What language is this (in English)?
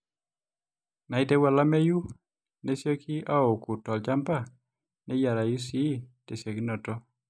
Masai